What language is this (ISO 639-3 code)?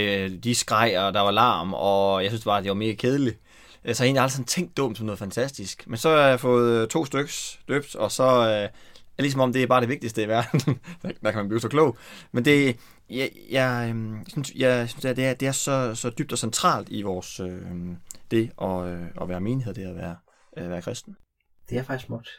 dan